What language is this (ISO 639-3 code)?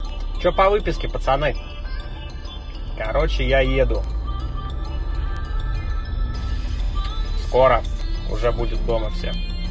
rus